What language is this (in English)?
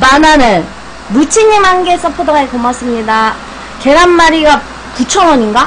Korean